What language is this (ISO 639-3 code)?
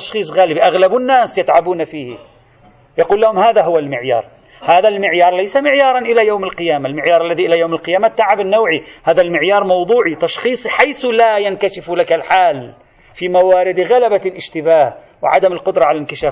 ara